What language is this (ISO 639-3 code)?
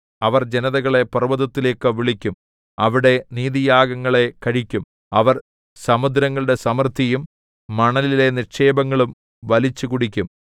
mal